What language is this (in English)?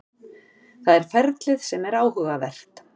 Icelandic